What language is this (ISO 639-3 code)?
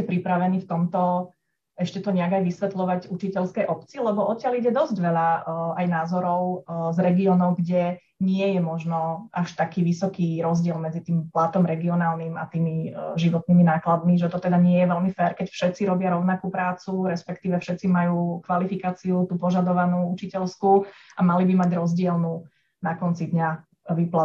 slk